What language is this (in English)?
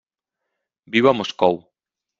Catalan